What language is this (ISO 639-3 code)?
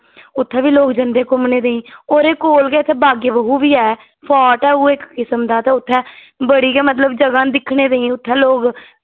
doi